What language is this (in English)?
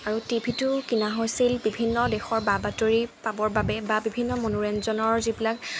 Assamese